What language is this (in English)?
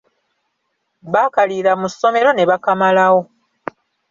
Ganda